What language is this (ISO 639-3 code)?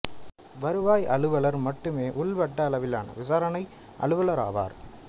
tam